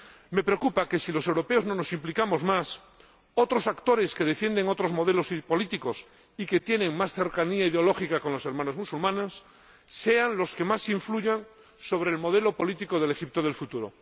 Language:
Spanish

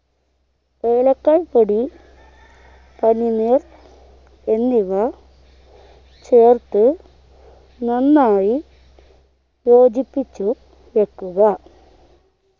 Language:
Malayalam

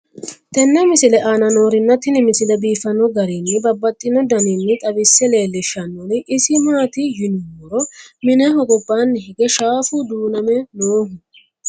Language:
Sidamo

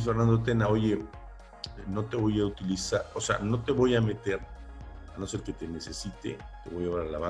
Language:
Spanish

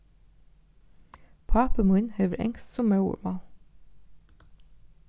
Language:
Faroese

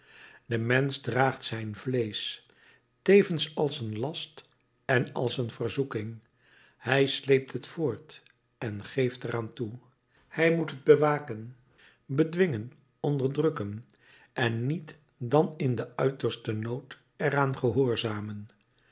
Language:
Dutch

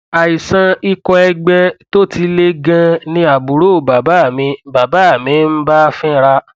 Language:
Yoruba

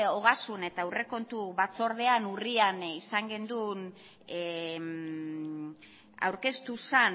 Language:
Basque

